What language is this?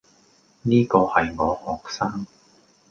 Cantonese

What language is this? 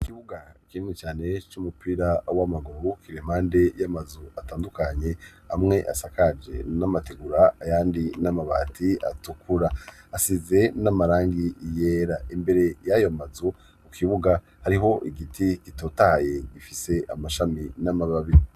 Rundi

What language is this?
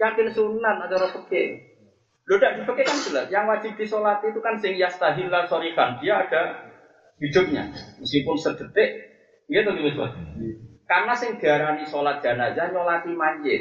Malay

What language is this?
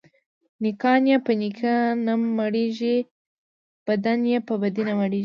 Pashto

